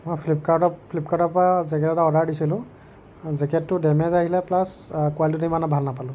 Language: Assamese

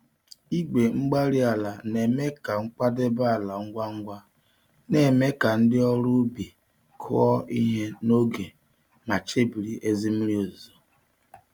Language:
Igbo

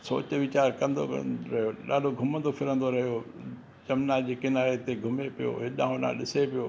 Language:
Sindhi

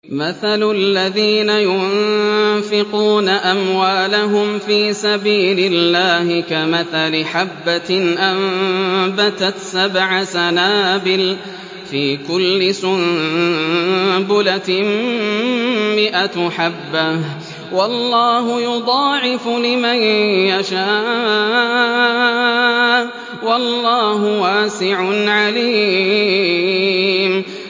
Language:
Arabic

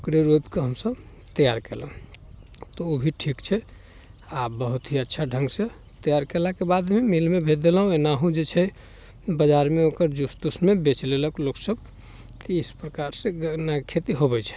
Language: Maithili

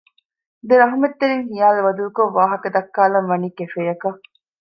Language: Divehi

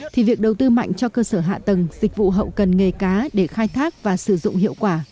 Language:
Vietnamese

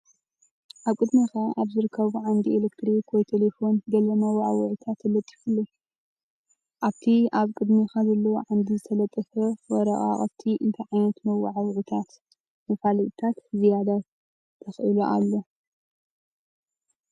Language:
Tigrinya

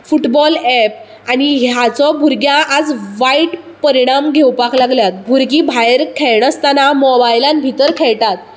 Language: Konkani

